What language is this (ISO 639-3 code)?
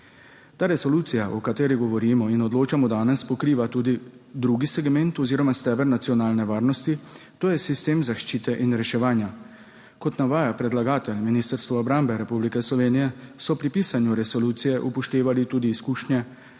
slv